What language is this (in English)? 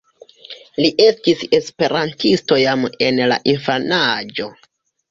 Esperanto